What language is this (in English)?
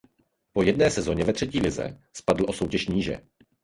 Czech